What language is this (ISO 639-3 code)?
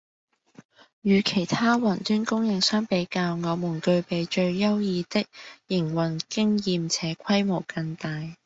yue